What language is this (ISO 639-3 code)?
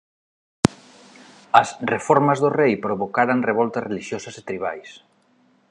glg